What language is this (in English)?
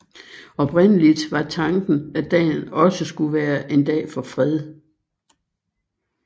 Danish